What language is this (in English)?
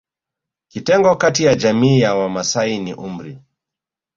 Swahili